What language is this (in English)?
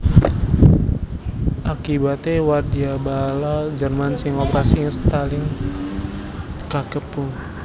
Javanese